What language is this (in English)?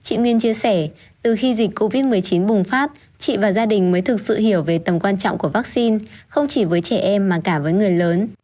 Vietnamese